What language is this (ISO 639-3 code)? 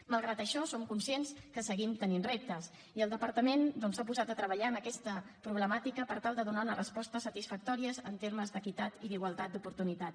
cat